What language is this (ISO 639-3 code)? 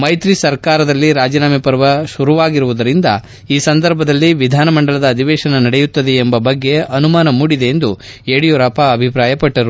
kan